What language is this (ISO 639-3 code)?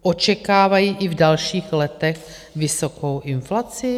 ces